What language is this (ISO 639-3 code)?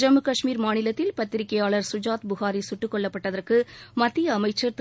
tam